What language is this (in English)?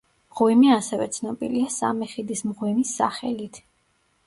Georgian